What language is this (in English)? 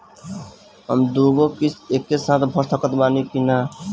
Bhojpuri